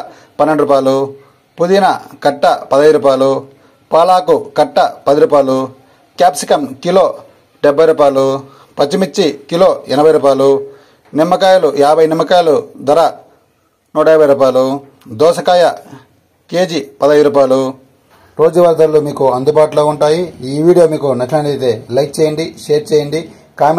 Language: Telugu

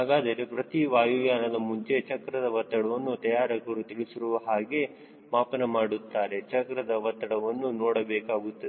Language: Kannada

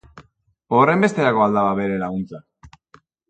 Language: Basque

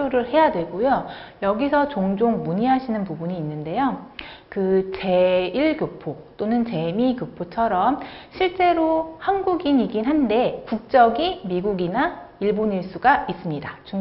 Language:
Korean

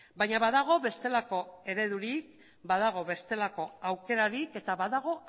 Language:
Basque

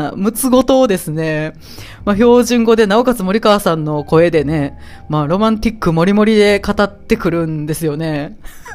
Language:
Japanese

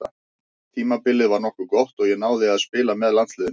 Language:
Icelandic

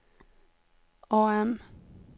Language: Swedish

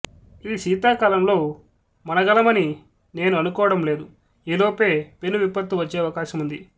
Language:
Telugu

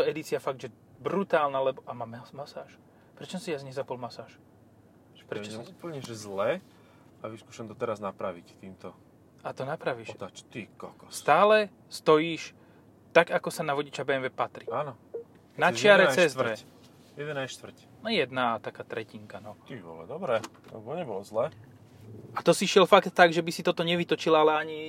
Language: Slovak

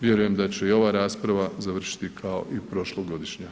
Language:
Croatian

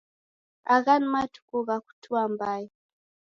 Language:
Taita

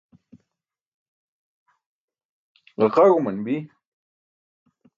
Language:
Burushaski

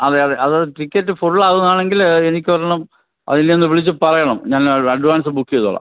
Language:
Malayalam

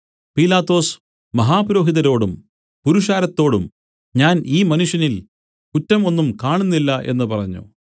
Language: Malayalam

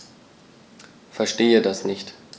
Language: German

